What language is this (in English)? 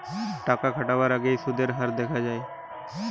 Bangla